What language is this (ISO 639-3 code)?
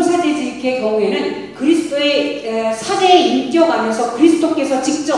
kor